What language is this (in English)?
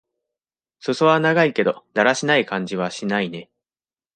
Japanese